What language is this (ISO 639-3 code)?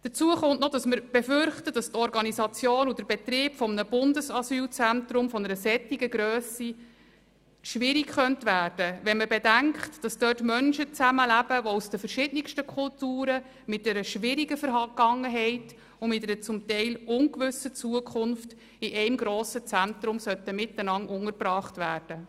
gsw